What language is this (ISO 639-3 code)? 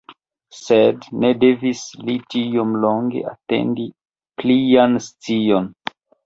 epo